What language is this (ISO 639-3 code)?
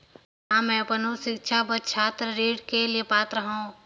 hne